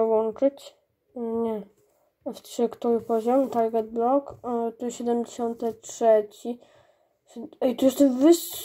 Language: Polish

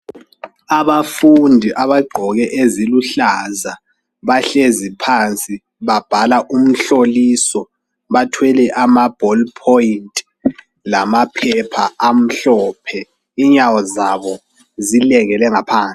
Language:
North Ndebele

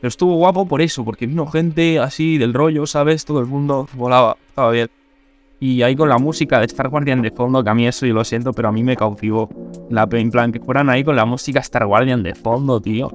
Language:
Spanish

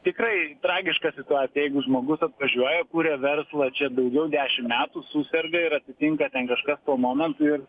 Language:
Lithuanian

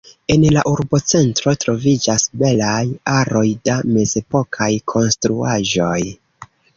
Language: Esperanto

